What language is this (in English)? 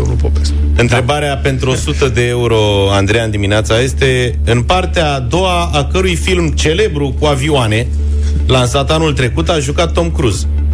Romanian